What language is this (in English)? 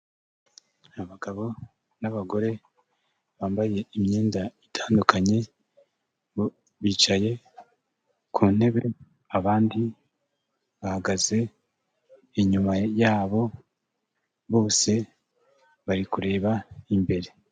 Kinyarwanda